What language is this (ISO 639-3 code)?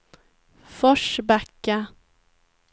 swe